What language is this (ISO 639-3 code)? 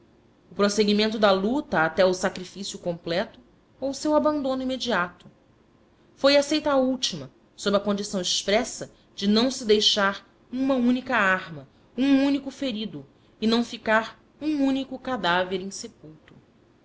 por